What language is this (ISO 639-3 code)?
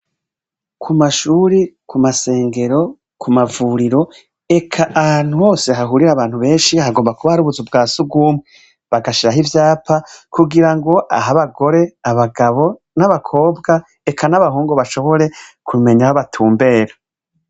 run